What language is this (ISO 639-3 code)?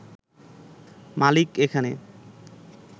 ben